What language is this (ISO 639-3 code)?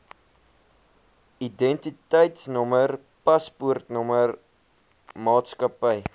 afr